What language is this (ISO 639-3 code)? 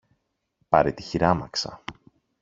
ell